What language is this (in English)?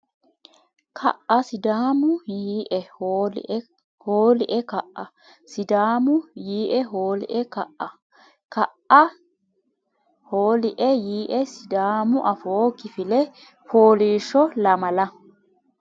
Sidamo